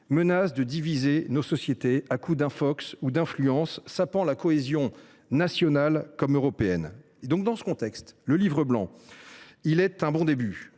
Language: French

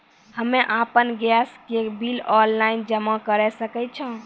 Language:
Maithili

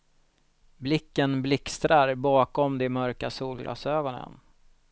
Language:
Swedish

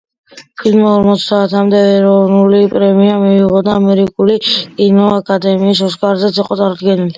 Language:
Georgian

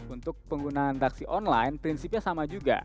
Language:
Indonesian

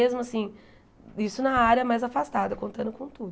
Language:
Portuguese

